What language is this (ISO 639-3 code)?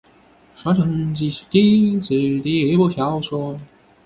zho